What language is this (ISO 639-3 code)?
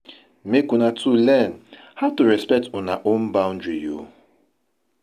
pcm